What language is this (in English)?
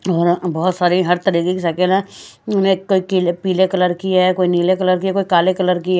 Hindi